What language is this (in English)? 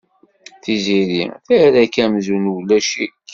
Kabyle